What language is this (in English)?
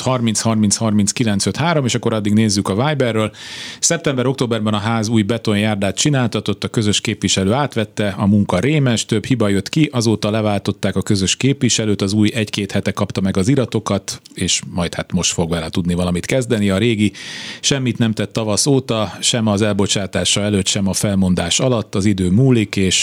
Hungarian